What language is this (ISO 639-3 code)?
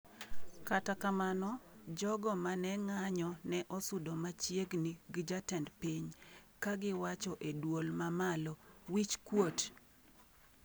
luo